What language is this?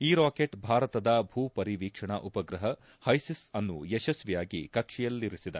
Kannada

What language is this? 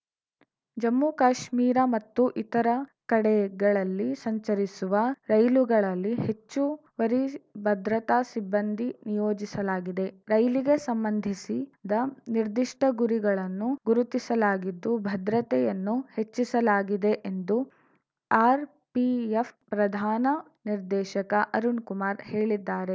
Kannada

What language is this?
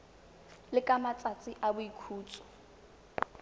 Tswana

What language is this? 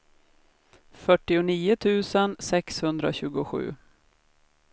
Swedish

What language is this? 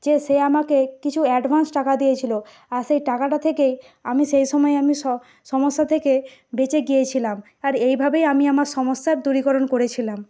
Bangla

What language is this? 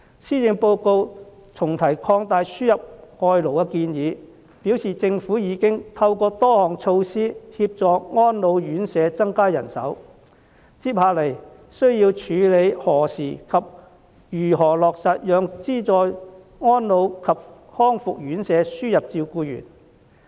Cantonese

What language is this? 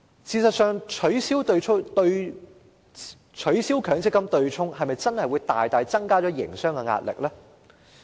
Cantonese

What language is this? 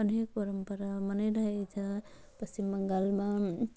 Nepali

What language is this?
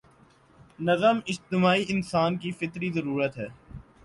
Urdu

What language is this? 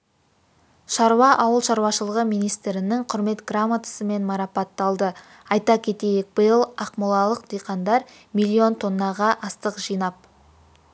Kazakh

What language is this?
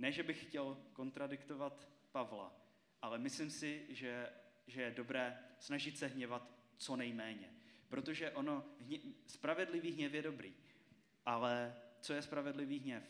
Czech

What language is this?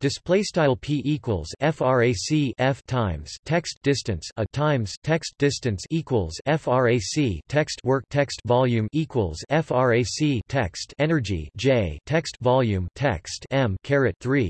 English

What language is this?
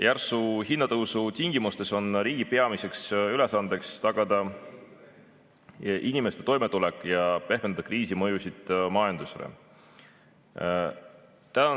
Estonian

